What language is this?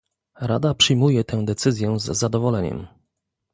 Polish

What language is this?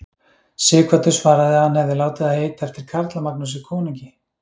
Icelandic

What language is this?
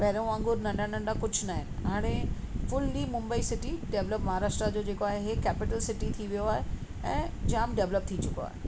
Sindhi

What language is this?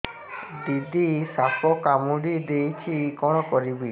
Odia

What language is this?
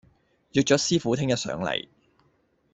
Cantonese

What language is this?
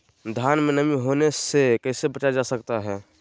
Magahi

